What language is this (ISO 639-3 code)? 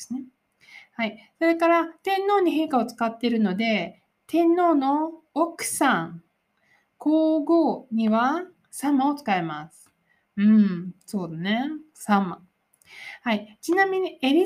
jpn